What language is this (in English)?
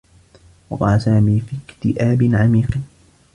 Arabic